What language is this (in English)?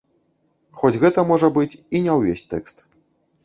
Belarusian